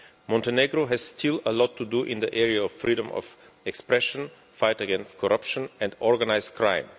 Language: English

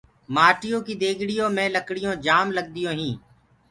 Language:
Gurgula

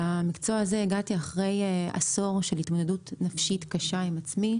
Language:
Hebrew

